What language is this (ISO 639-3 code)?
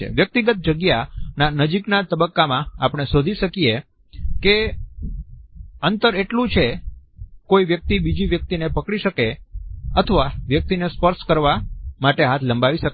guj